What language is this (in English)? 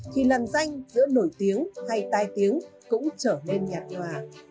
Vietnamese